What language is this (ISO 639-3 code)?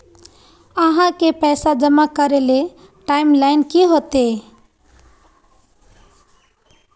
mag